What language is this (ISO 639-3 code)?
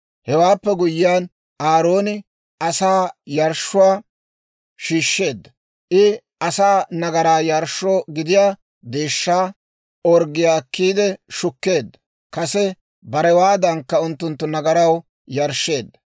dwr